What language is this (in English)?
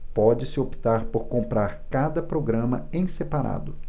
Portuguese